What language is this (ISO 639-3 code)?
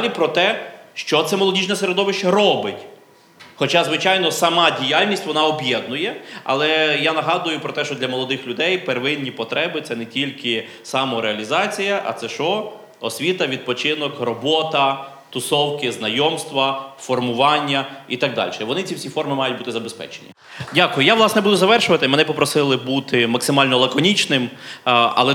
ukr